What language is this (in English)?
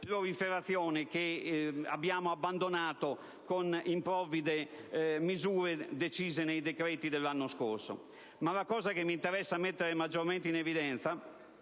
Italian